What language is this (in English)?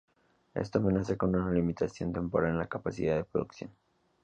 Spanish